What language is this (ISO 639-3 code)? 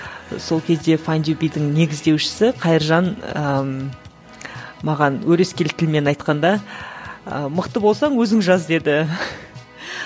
kaz